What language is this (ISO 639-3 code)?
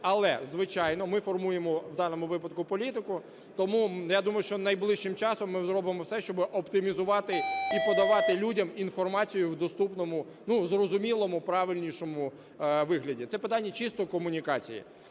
ukr